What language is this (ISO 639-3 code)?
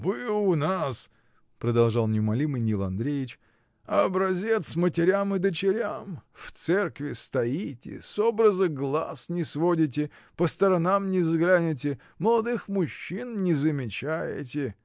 rus